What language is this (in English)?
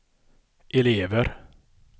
Swedish